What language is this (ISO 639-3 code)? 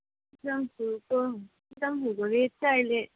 nep